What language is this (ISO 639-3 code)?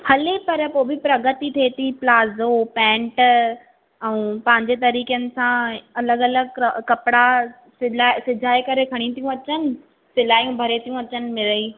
snd